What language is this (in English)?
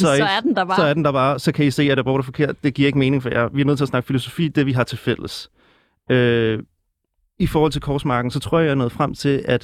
Danish